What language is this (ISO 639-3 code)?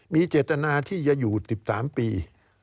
tha